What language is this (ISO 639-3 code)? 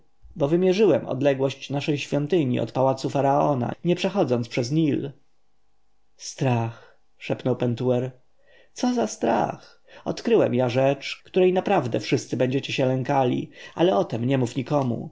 pol